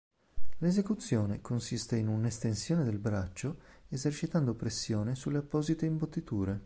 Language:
Italian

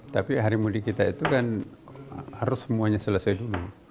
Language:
Indonesian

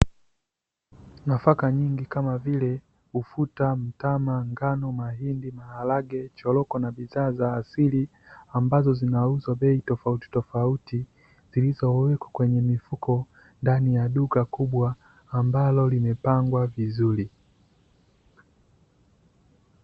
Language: Swahili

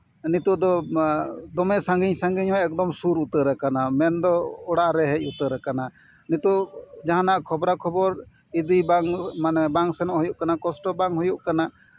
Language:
Santali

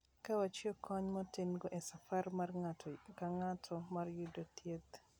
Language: Luo (Kenya and Tanzania)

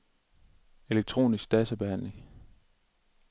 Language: Danish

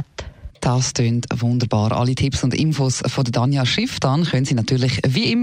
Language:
German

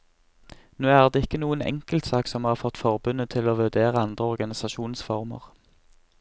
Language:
Norwegian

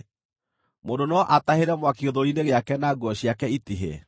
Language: Kikuyu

